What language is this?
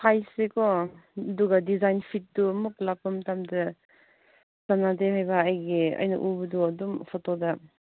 Manipuri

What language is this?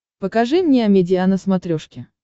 Russian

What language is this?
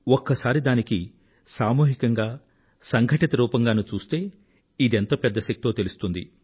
Telugu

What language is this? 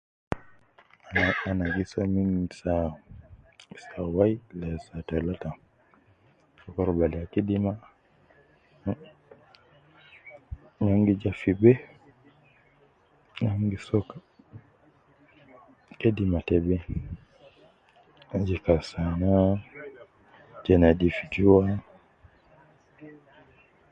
Nubi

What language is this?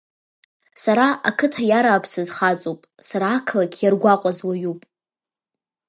Abkhazian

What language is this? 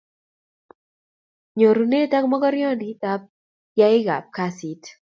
Kalenjin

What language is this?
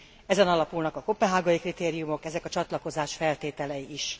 Hungarian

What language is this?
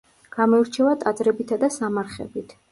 Georgian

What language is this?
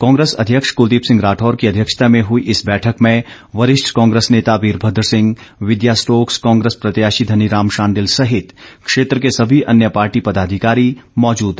Hindi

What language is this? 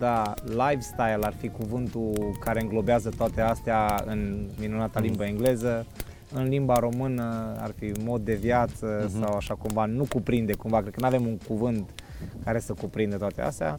Romanian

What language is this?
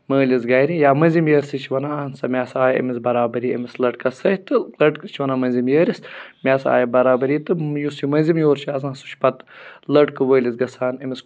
Kashmiri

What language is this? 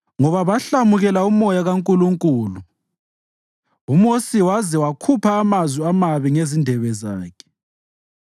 North Ndebele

